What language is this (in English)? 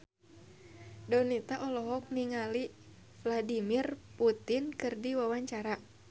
Sundanese